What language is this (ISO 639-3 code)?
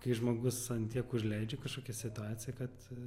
lit